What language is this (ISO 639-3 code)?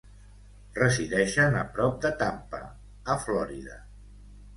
cat